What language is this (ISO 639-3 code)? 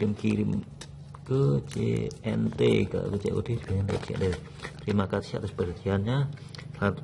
ind